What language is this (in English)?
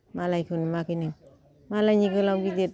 Bodo